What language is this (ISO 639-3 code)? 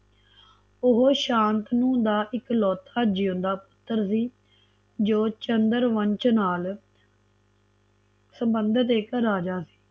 pan